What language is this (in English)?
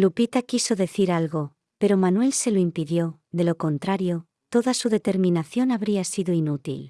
Spanish